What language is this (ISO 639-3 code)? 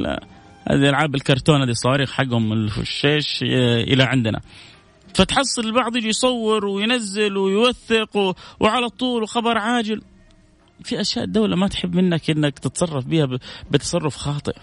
ara